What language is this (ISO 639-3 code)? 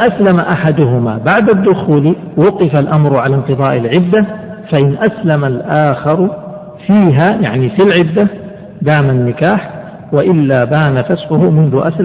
ara